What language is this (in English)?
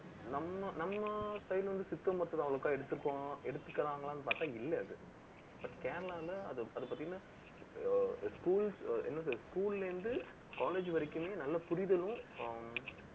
Tamil